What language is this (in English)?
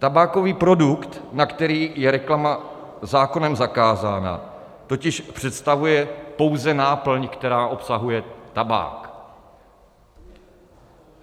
Czech